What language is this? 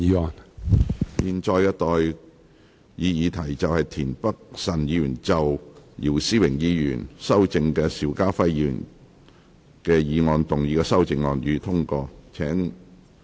Cantonese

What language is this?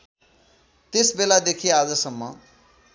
Nepali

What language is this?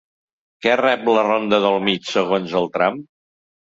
Catalan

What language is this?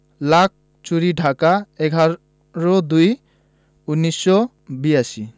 Bangla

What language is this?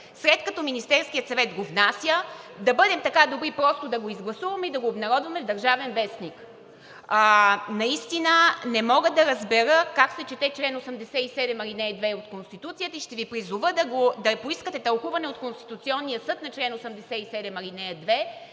Bulgarian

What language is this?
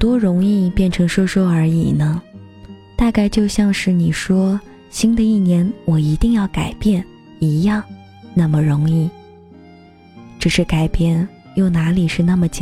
Chinese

